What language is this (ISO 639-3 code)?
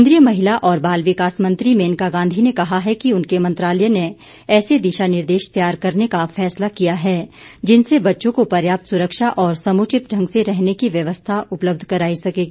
hin